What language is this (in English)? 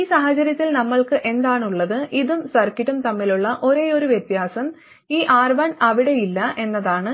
Malayalam